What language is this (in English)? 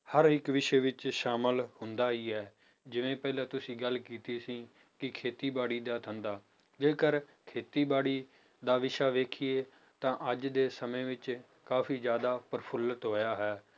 Punjabi